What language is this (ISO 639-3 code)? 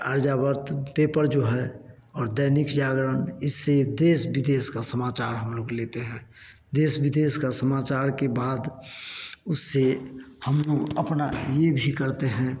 hin